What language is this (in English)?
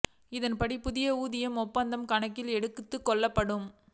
Tamil